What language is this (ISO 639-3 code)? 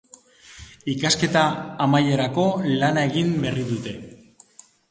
eus